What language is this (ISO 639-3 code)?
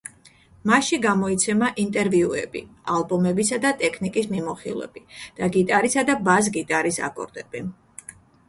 kat